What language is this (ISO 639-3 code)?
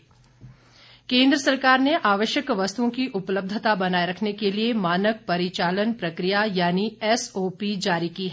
hin